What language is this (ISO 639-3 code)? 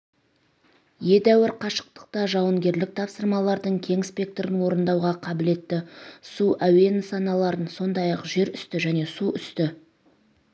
kaz